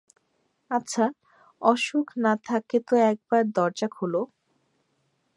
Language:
Bangla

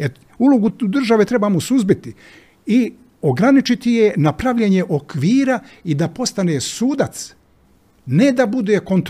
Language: Croatian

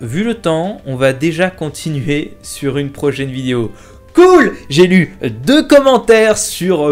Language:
French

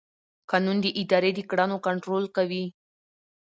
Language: Pashto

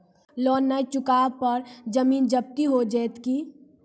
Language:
Maithili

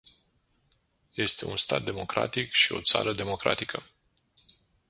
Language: Romanian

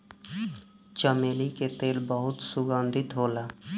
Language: Bhojpuri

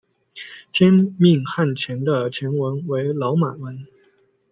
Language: Chinese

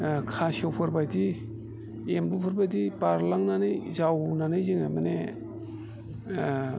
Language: Bodo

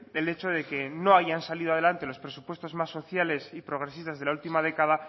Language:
Spanish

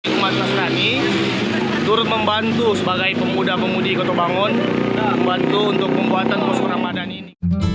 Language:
Indonesian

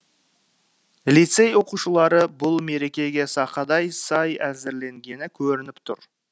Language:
Kazakh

